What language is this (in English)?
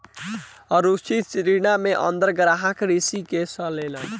Bhojpuri